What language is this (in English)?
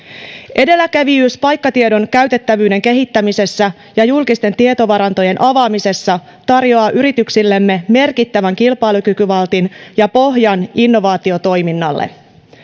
Finnish